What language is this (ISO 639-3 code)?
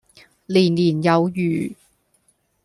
yue